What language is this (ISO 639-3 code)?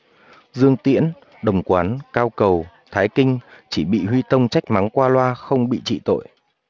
vie